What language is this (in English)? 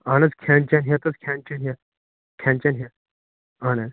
Kashmiri